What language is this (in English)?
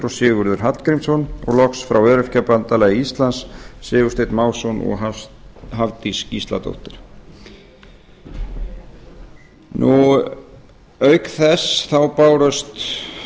Icelandic